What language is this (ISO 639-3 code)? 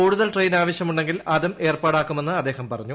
mal